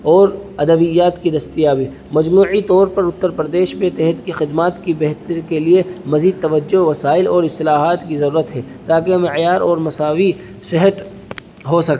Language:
Urdu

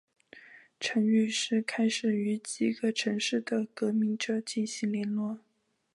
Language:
Chinese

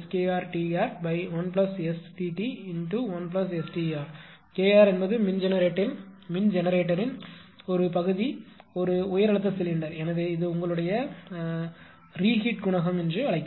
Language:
Tamil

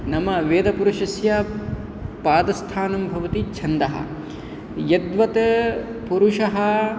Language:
Sanskrit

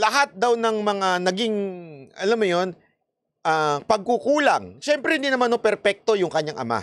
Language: Filipino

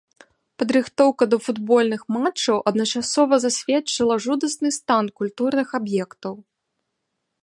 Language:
Belarusian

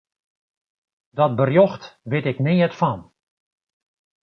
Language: Western Frisian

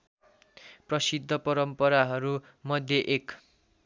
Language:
Nepali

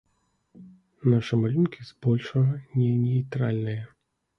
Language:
Belarusian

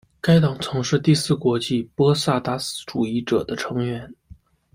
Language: Chinese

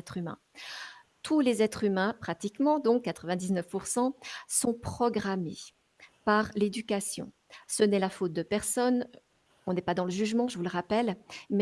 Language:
French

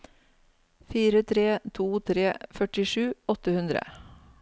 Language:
Norwegian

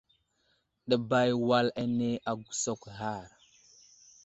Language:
Wuzlam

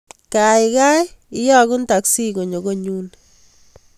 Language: Kalenjin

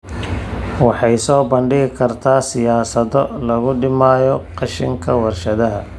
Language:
Somali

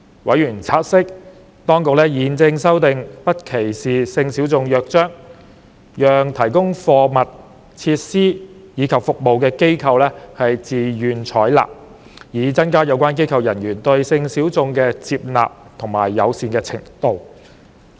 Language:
Cantonese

